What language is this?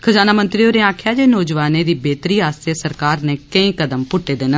Dogri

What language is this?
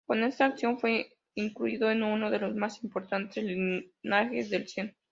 Spanish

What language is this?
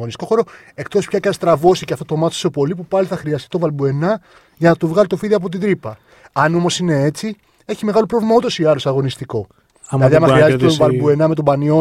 Greek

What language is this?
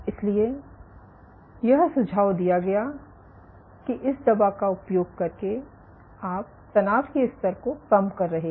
Hindi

